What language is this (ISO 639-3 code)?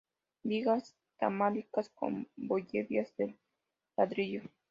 spa